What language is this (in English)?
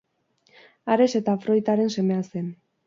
Basque